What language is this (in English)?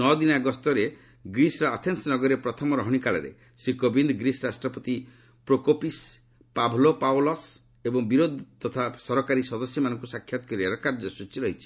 Odia